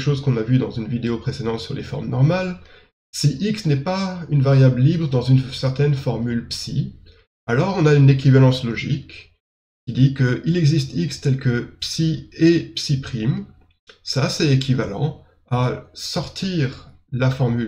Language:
French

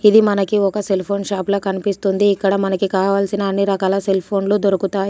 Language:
Telugu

